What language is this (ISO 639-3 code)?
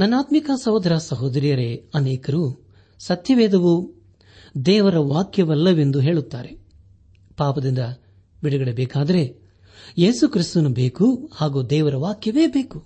kan